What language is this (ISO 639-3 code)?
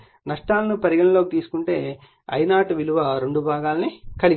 tel